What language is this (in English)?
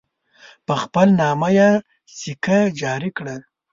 Pashto